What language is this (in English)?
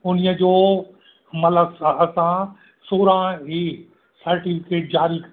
Sindhi